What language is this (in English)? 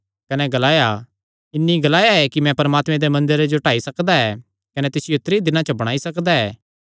Kangri